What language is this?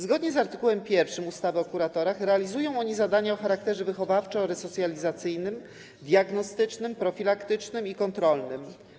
Polish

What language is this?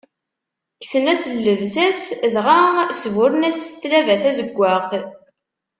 Kabyle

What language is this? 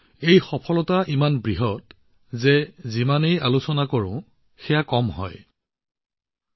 Assamese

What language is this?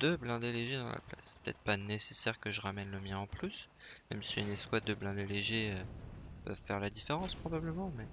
French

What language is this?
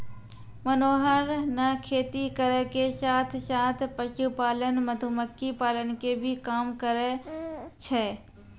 Maithili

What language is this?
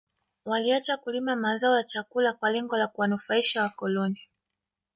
Swahili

